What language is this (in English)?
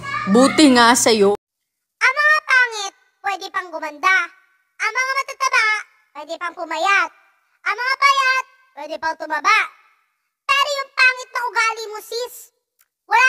Filipino